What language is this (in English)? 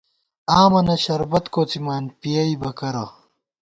Gawar-Bati